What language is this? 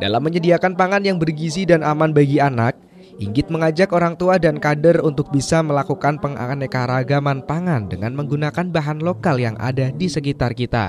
Indonesian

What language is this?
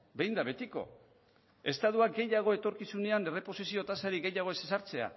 Basque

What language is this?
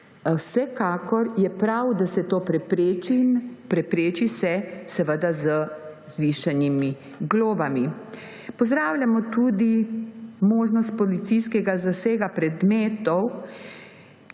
Slovenian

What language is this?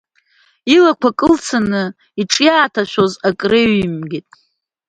Abkhazian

